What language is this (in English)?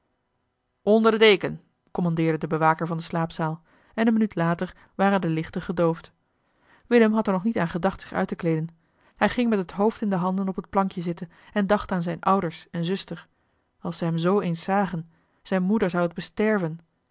Dutch